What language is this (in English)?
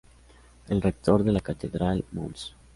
Spanish